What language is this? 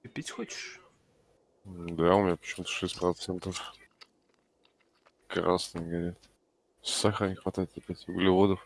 Russian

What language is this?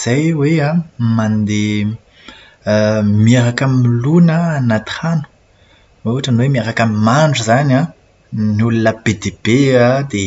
Malagasy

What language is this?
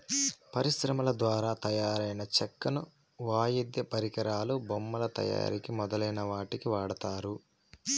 Telugu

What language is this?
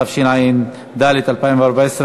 Hebrew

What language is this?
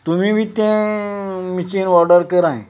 Konkani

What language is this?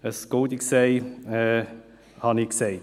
Swiss German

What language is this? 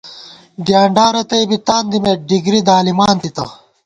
Gawar-Bati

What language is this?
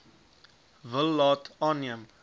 Afrikaans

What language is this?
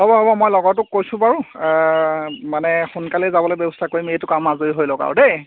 Assamese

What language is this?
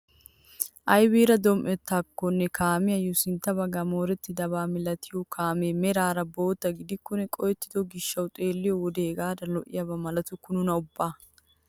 Wolaytta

